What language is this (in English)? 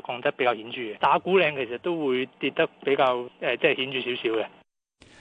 Chinese